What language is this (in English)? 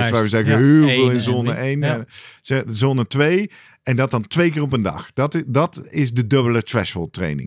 Dutch